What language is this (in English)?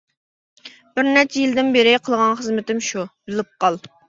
Uyghur